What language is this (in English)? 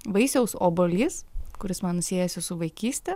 Lithuanian